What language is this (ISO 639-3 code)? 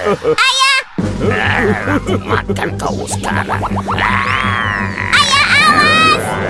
ind